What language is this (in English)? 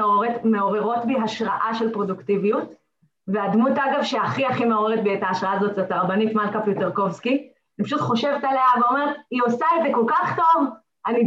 Hebrew